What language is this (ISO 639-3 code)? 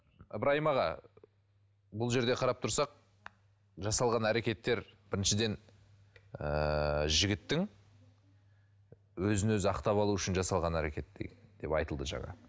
kaz